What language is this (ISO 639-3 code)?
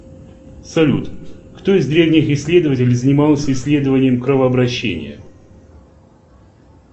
rus